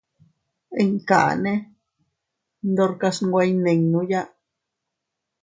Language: Teutila Cuicatec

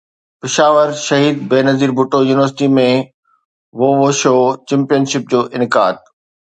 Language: Sindhi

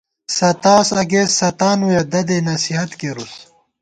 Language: Gawar-Bati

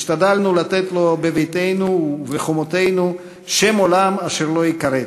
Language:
Hebrew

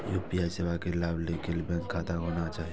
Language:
Maithili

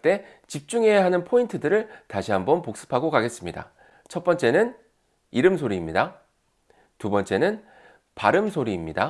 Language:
Korean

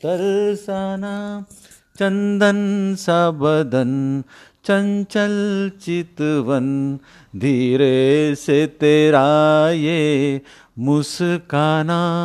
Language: Hindi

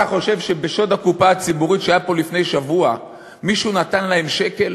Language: Hebrew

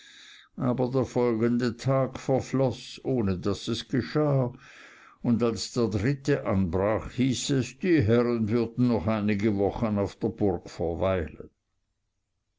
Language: German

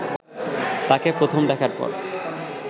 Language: Bangla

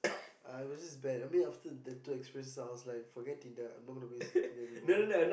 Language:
English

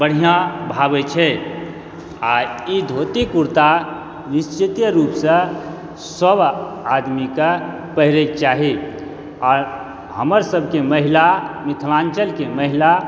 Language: Maithili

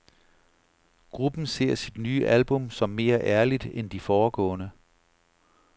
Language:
Danish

